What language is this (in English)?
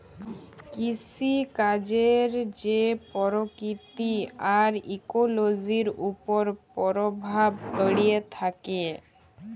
Bangla